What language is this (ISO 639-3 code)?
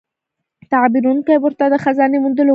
pus